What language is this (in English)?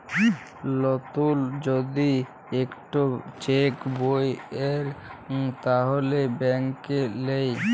Bangla